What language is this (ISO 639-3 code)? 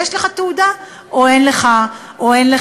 heb